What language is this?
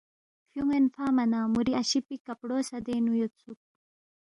Balti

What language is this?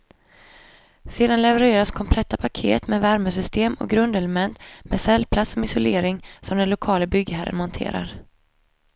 Swedish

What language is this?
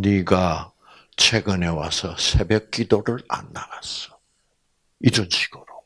Korean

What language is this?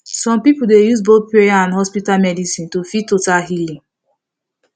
Nigerian Pidgin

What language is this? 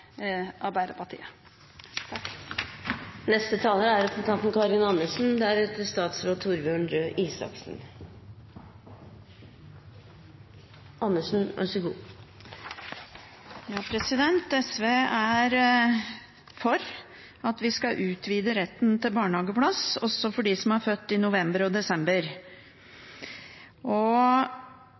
Norwegian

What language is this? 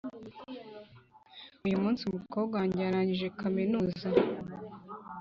Kinyarwanda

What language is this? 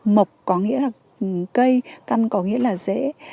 Vietnamese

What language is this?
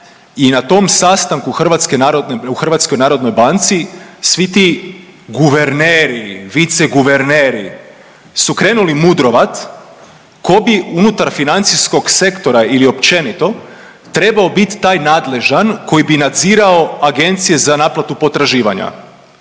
Croatian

